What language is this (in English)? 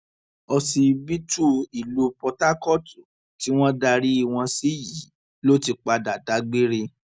Yoruba